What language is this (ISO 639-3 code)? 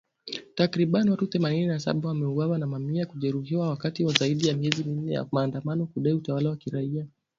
swa